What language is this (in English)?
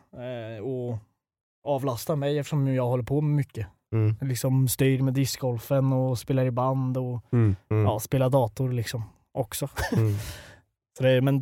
Swedish